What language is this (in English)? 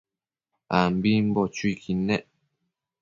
Matsés